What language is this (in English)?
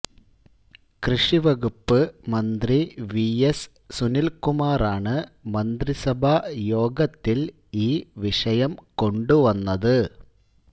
Malayalam